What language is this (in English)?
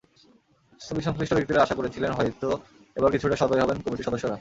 Bangla